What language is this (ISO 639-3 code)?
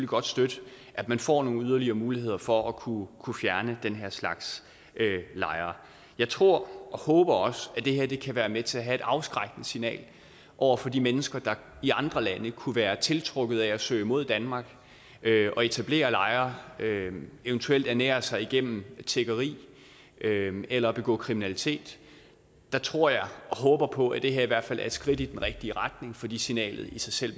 dan